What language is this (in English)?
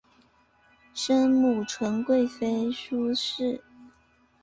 Chinese